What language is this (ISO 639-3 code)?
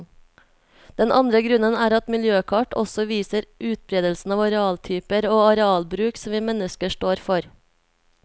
nor